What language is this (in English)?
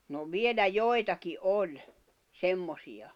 Finnish